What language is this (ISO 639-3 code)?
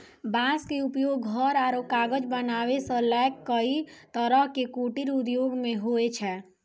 mai